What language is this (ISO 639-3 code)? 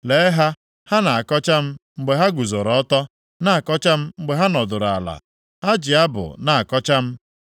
ibo